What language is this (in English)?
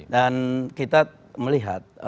Indonesian